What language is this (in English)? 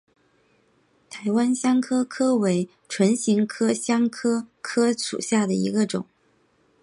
Chinese